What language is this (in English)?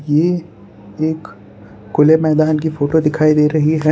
Hindi